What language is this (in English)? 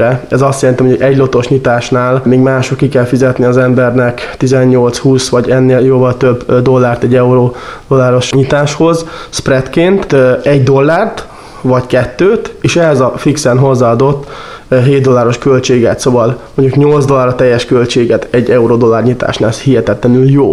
Hungarian